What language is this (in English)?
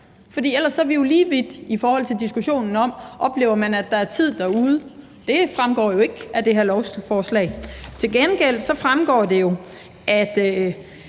Danish